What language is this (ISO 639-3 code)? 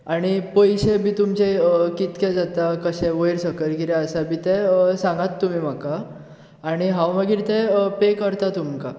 kok